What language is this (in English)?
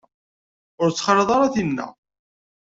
Kabyle